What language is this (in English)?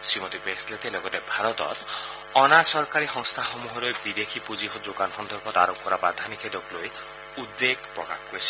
Assamese